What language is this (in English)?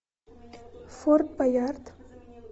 Russian